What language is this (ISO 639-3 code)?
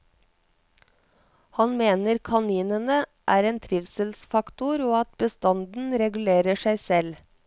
nor